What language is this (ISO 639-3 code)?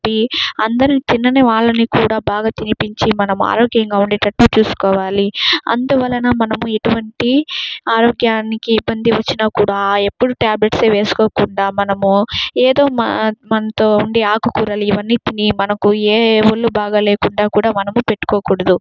tel